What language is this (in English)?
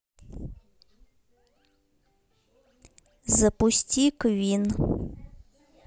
Russian